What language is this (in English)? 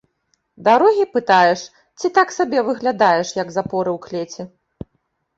Belarusian